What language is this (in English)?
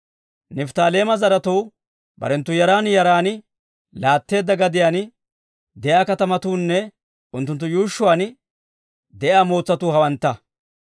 Dawro